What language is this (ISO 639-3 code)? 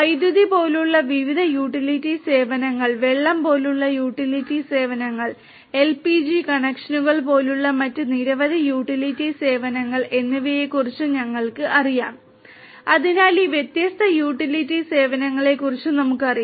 mal